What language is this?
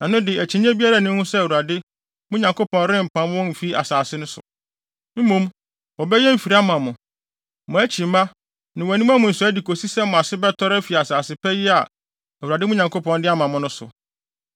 Akan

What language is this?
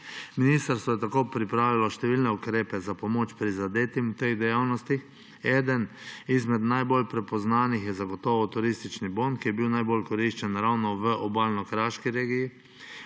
Slovenian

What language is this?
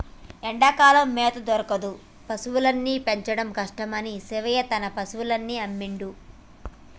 Telugu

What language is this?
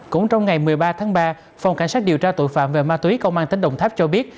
Vietnamese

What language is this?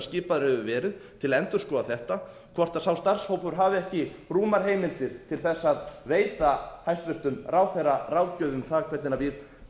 Icelandic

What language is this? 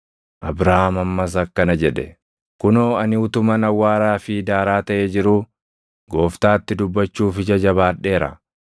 Oromo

